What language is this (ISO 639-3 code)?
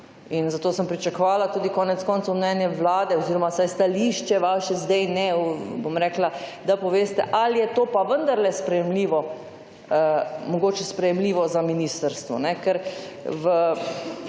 slv